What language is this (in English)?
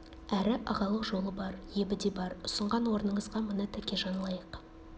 Kazakh